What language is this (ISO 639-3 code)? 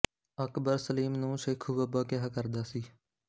pan